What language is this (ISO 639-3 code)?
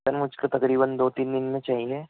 urd